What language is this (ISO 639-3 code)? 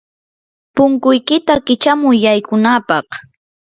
qur